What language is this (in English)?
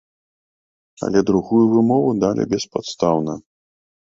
Belarusian